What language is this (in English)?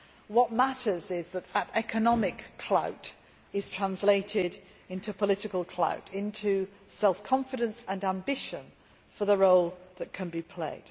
English